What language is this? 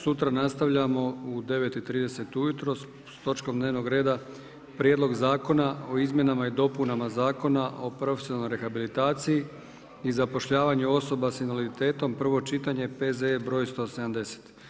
Croatian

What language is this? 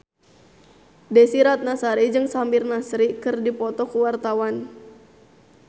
Sundanese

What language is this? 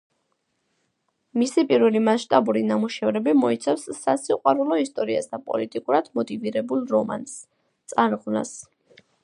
Georgian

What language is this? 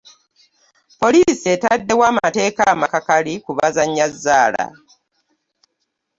Ganda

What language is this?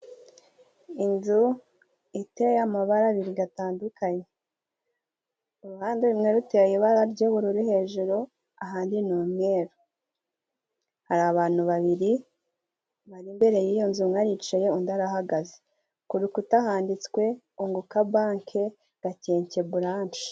Kinyarwanda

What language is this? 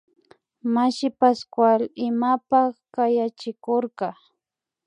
Imbabura Highland Quichua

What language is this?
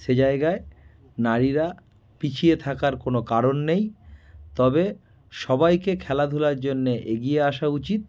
Bangla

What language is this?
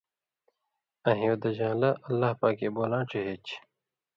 Indus Kohistani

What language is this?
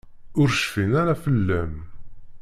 Kabyle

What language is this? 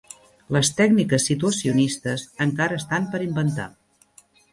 Catalan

